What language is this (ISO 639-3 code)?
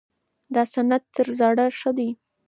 pus